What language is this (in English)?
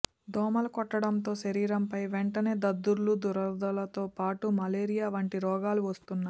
Telugu